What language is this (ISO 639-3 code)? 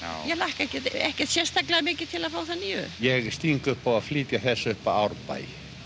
isl